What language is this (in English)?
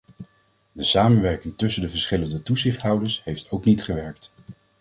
Dutch